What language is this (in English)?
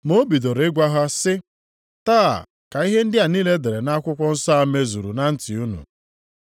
Igbo